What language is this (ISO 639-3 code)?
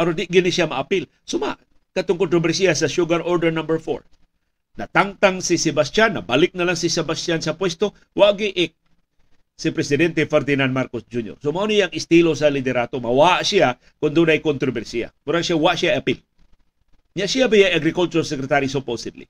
fil